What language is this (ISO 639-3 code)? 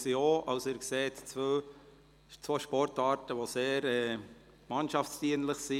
gsw